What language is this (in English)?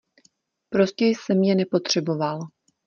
Czech